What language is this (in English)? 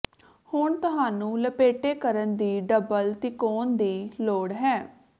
Punjabi